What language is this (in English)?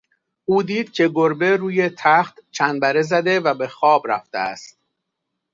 Persian